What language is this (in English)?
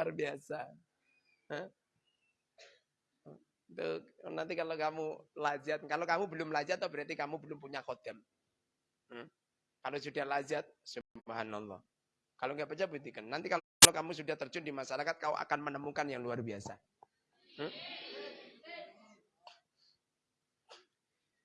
Indonesian